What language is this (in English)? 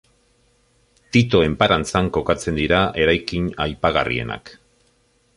Basque